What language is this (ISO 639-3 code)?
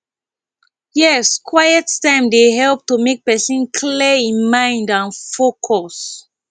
pcm